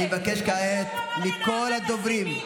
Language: Hebrew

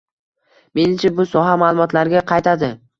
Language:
Uzbek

